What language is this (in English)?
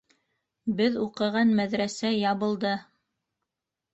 Bashkir